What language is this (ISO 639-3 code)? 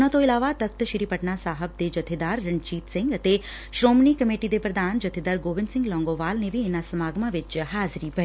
pan